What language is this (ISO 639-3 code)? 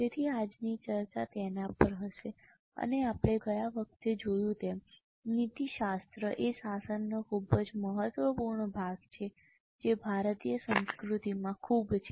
guj